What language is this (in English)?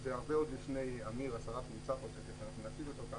Hebrew